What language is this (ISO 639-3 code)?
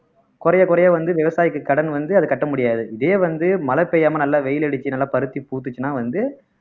tam